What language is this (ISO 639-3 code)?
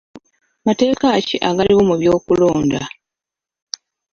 lug